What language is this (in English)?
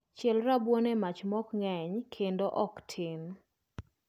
Luo (Kenya and Tanzania)